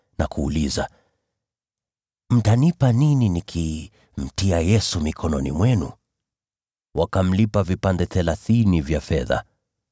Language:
Swahili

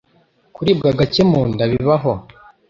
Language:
Kinyarwanda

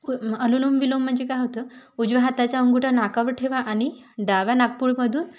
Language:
Marathi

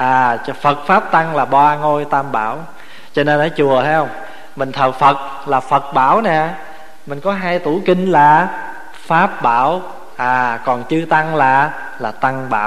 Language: Vietnamese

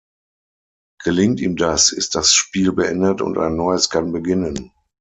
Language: German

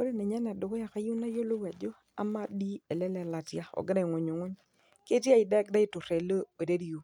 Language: Masai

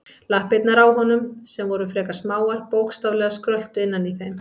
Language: Icelandic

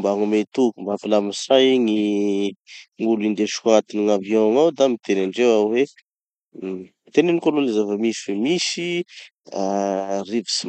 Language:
Tanosy Malagasy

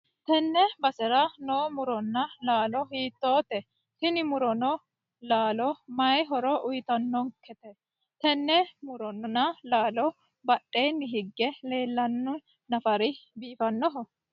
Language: Sidamo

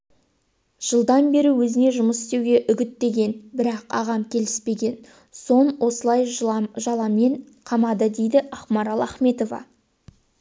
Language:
Kazakh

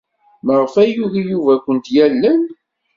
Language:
Kabyle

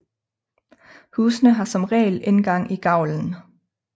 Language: Danish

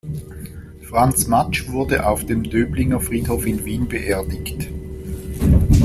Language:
German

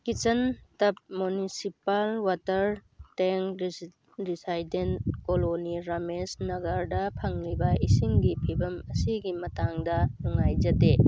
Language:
Manipuri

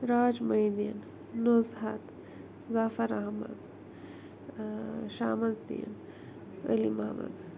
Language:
Kashmiri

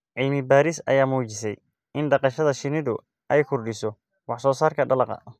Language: Somali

